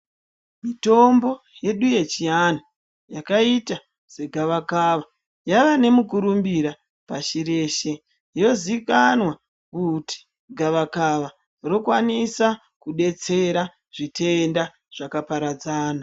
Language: Ndau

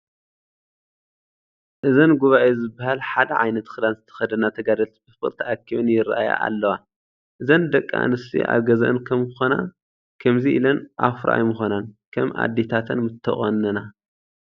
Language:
Tigrinya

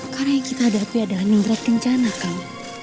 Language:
Indonesian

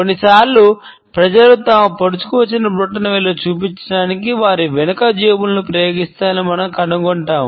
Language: Telugu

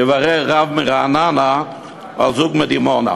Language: Hebrew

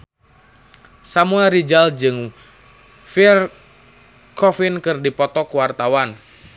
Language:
Sundanese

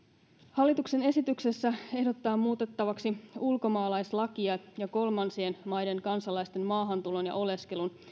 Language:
Finnish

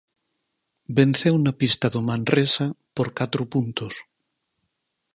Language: Galician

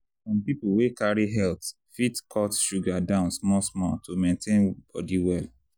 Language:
Nigerian Pidgin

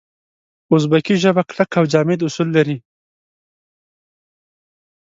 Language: Pashto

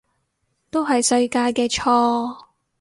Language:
Cantonese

